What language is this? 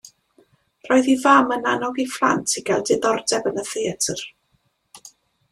Welsh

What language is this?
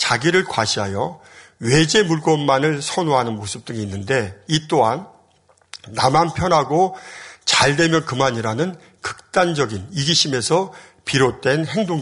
Korean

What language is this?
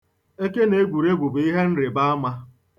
Igbo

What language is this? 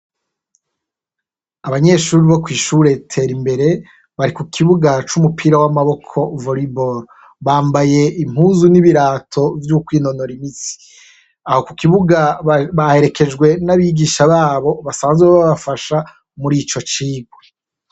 Rundi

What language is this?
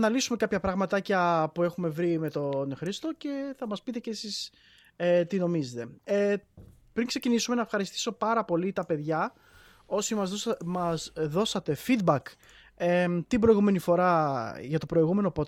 Greek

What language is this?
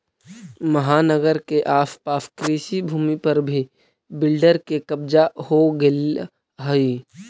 Magahi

